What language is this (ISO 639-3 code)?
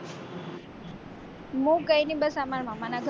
guj